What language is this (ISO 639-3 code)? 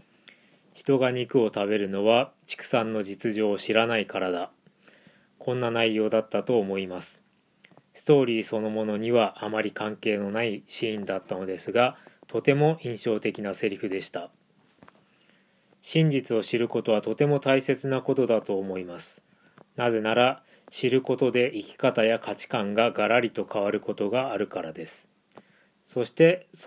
jpn